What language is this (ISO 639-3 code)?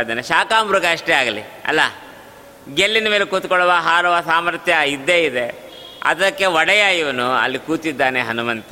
kan